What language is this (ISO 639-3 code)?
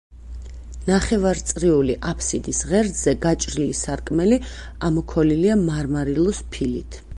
kat